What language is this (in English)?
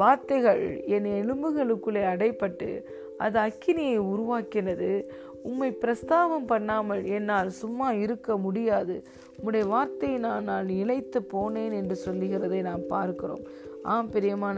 Tamil